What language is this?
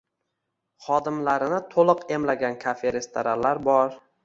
Uzbek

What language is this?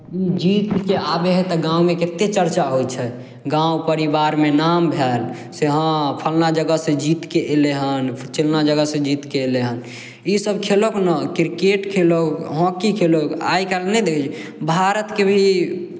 Maithili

